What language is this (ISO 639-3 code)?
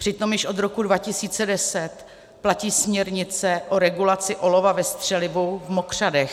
ces